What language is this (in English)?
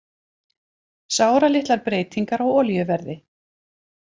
Icelandic